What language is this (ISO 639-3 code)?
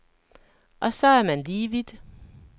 dan